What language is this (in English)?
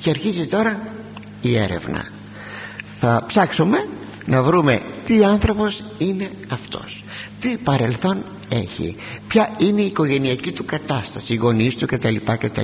Greek